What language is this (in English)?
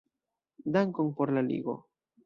Esperanto